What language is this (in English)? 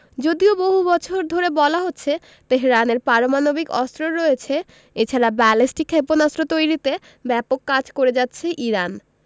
Bangla